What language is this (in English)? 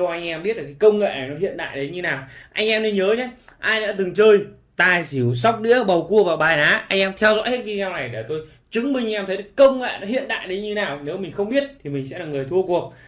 Vietnamese